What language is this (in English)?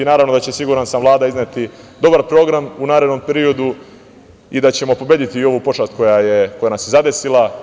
Serbian